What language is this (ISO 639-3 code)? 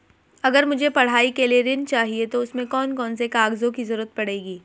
hin